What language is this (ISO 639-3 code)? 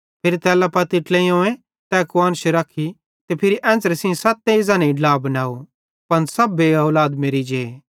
bhd